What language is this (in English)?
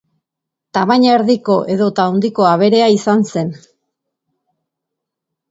Basque